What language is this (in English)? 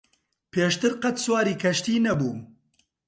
Central Kurdish